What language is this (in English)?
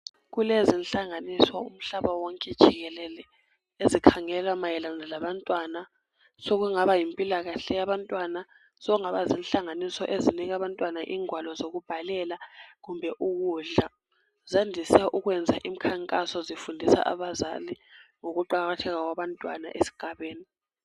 North Ndebele